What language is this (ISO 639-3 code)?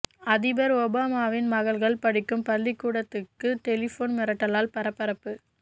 tam